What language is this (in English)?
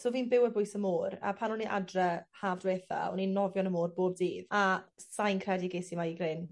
Welsh